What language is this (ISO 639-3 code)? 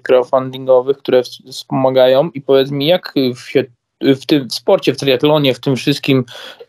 pol